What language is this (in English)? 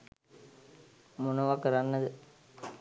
Sinhala